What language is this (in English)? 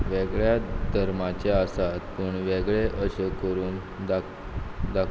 Konkani